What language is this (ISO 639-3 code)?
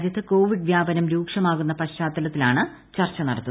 mal